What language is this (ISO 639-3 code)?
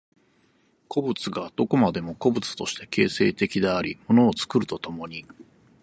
jpn